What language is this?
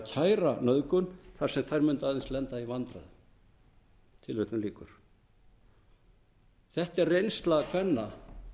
Icelandic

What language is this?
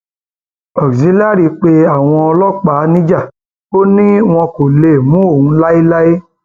Yoruba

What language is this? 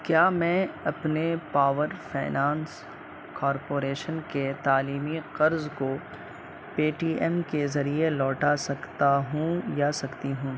Urdu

